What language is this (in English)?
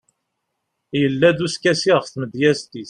Kabyle